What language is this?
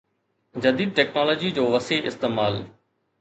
Sindhi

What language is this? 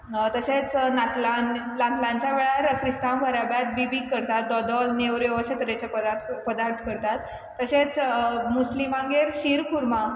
Konkani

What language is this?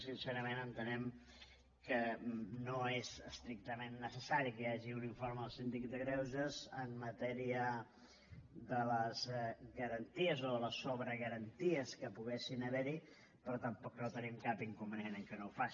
Catalan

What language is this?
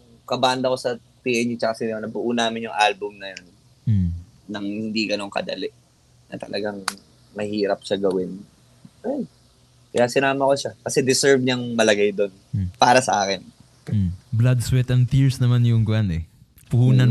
Filipino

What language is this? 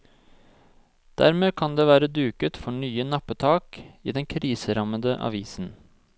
Norwegian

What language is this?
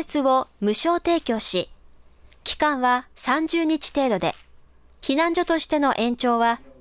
Japanese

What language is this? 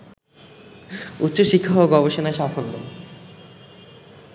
Bangla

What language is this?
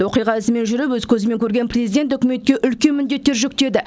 Kazakh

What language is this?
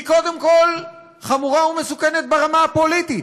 Hebrew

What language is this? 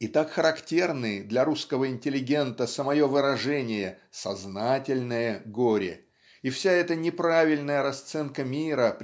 Russian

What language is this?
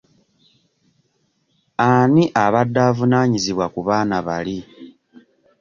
Ganda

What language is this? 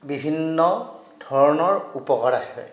Assamese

